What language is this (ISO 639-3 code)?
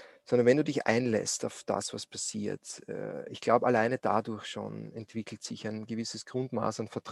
deu